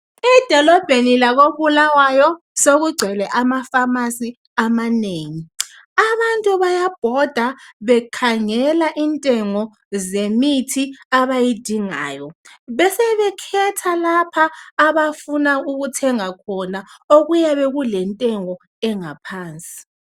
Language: North Ndebele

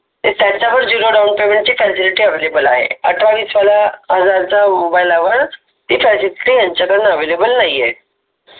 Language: Marathi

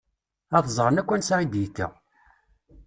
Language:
Kabyle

